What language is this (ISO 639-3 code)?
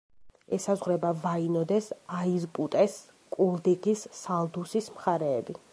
kat